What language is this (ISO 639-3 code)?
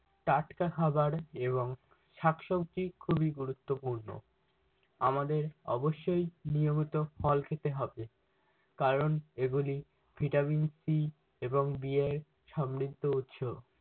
ben